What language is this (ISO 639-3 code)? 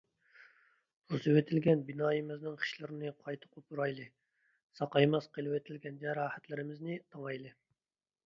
uig